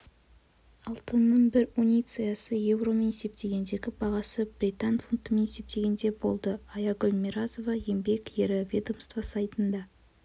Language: Kazakh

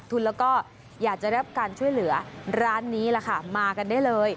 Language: Thai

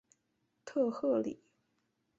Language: Chinese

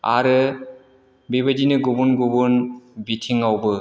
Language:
Bodo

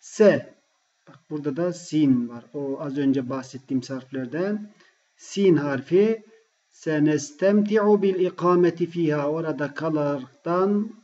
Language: Turkish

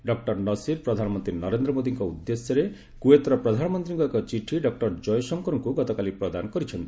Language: Odia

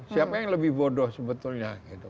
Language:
Indonesian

